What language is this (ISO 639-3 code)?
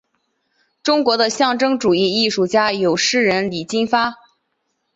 zho